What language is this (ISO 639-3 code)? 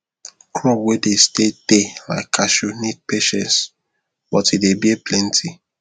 pcm